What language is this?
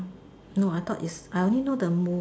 English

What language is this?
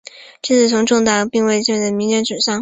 Chinese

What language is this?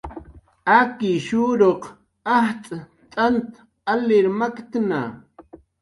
Jaqaru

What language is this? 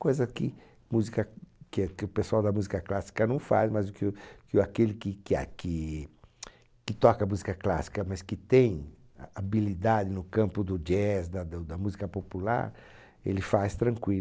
Portuguese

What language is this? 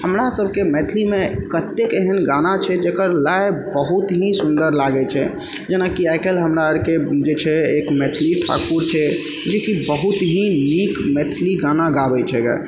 Maithili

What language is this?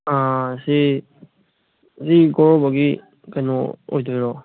Manipuri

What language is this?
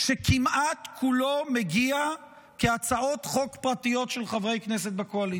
Hebrew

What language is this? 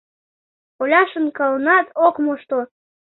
Mari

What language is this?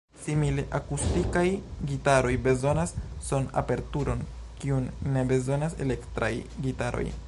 Esperanto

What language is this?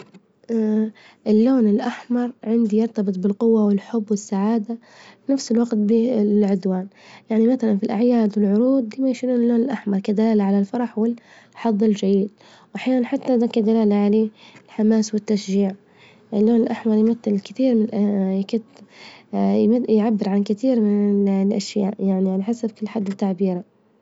Libyan Arabic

